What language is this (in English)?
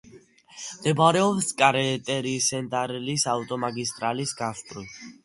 Georgian